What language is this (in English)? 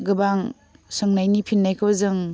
Bodo